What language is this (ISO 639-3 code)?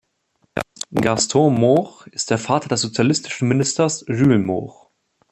deu